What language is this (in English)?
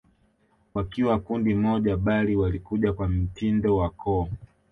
Swahili